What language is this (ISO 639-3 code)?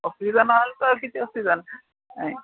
ori